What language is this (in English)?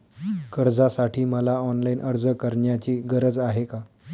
Marathi